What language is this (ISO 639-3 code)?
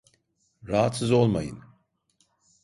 tur